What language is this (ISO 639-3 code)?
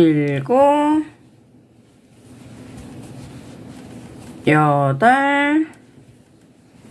kor